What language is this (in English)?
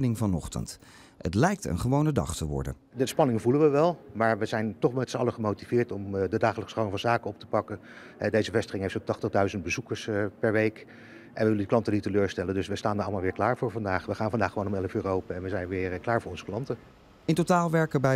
Dutch